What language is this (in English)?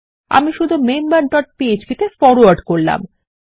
Bangla